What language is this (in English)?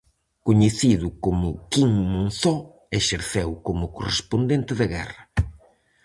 Galician